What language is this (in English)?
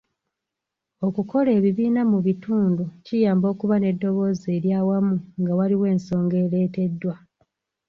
Ganda